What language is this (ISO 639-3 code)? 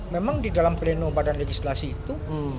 ind